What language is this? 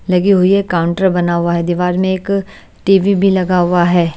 Hindi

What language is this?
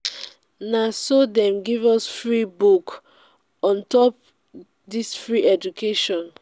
Nigerian Pidgin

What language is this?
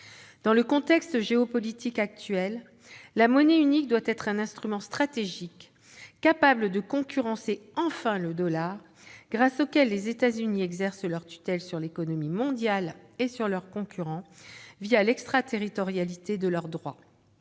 French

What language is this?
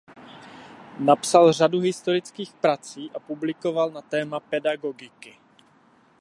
Czech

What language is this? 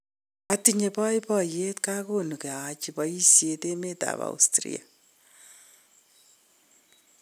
Kalenjin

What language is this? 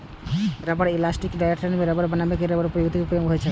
Maithili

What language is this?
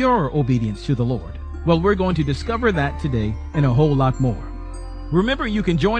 English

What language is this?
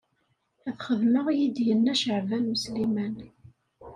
Kabyle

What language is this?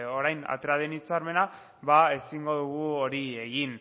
Basque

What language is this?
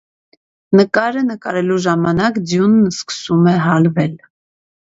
Armenian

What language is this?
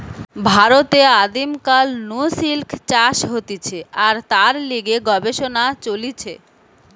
Bangla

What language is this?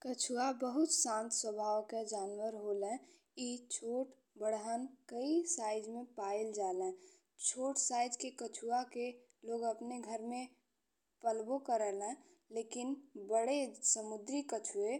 Bhojpuri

